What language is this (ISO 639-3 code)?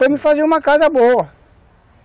por